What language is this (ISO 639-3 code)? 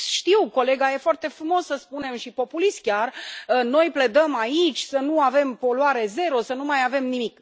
ron